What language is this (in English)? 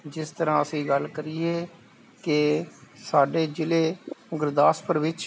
Punjabi